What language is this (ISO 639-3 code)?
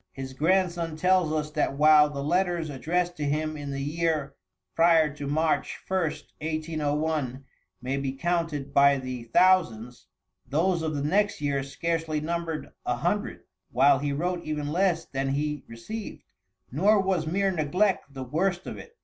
eng